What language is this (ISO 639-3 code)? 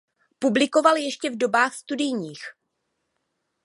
ces